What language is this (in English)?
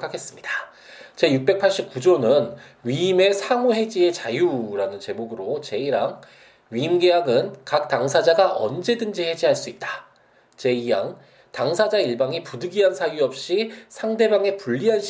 Korean